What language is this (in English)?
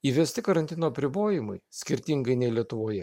Lithuanian